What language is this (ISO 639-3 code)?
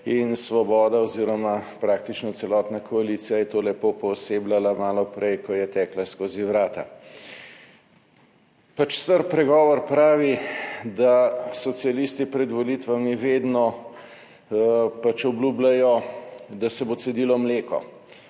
slv